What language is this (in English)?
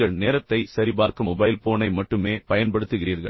Tamil